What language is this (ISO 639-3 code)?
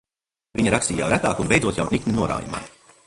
lav